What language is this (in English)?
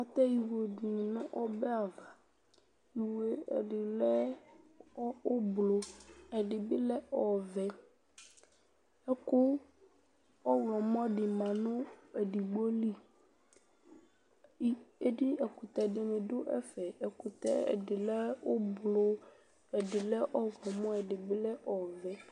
Ikposo